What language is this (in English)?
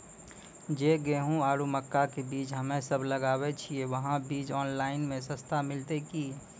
Maithili